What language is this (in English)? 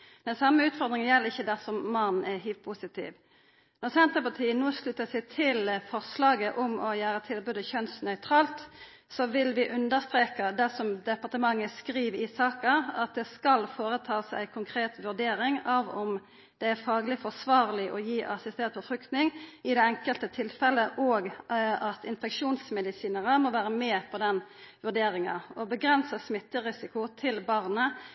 Norwegian Nynorsk